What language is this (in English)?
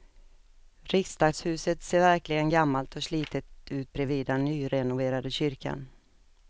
Swedish